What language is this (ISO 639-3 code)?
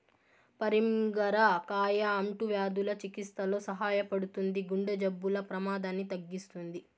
tel